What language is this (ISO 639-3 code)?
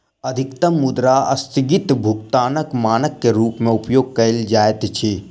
mai